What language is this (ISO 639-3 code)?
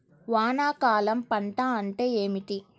tel